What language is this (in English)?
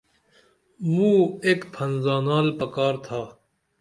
Dameli